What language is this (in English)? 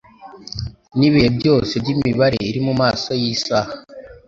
Kinyarwanda